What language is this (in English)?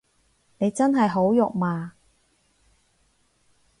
Cantonese